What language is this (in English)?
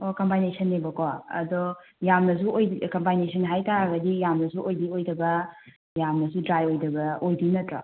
Manipuri